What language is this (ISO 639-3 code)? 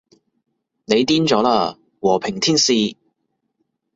yue